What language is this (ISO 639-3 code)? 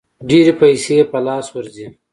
pus